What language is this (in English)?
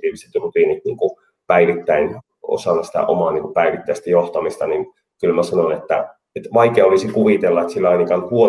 Finnish